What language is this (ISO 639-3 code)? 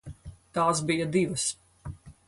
lav